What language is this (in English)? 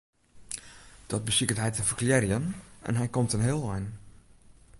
Western Frisian